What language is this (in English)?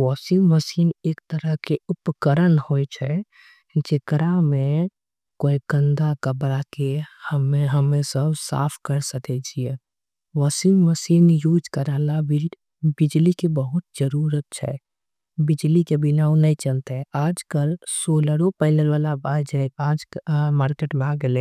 Angika